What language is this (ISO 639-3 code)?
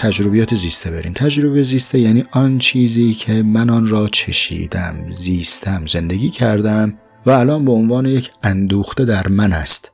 fas